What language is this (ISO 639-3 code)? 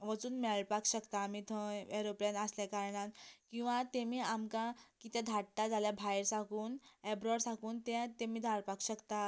kok